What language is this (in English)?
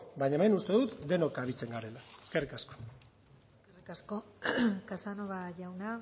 Basque